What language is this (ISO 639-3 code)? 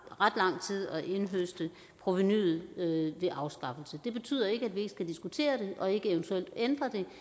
dan